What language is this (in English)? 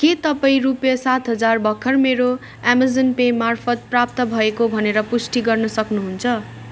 Nepali